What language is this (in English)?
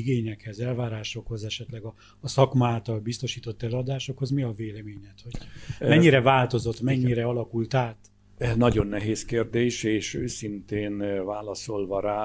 Hungarian